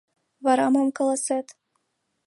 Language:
Mari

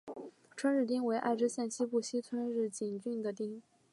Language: Chinese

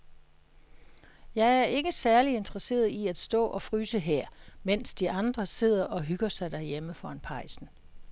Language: Danish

